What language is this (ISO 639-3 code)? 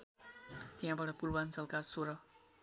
nep